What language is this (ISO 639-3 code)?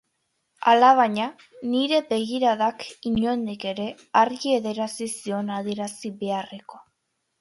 eus